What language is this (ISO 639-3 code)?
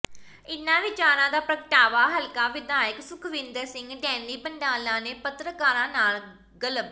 pan